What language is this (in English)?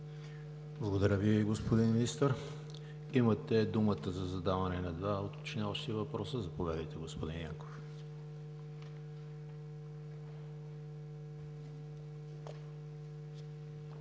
Bulgarian